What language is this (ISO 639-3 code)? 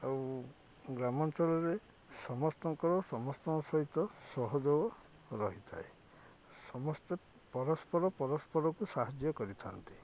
ori